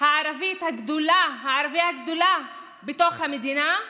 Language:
Hebrew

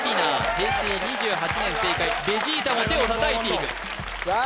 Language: Japanese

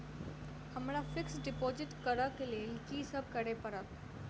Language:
Maithili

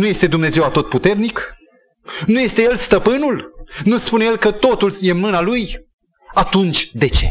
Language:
Romanian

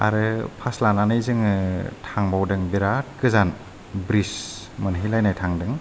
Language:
Bodo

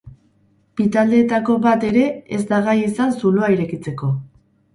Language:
Basque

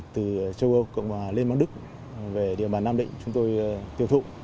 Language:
Vietnamese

